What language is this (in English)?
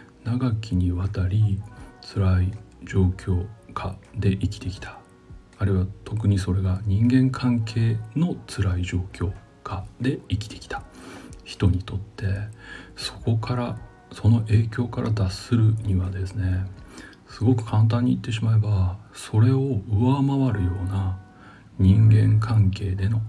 Japanese